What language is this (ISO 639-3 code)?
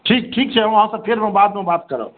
mai